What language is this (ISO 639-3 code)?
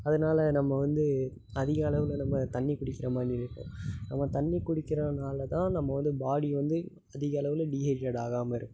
tam